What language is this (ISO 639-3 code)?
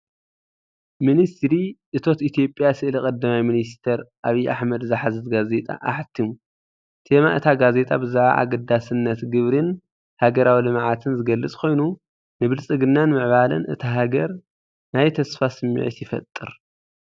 tir